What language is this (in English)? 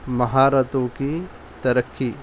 Urdu